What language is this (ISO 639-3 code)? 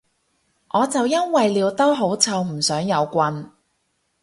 yue